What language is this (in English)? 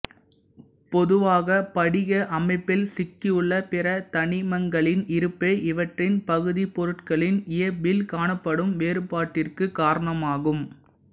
Tamil